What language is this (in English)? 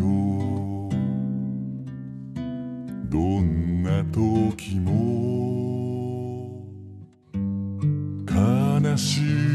Romanian